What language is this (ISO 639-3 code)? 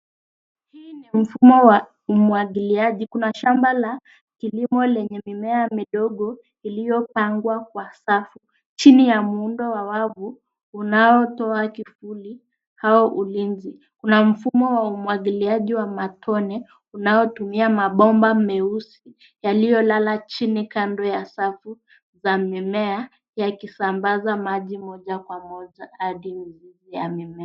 swa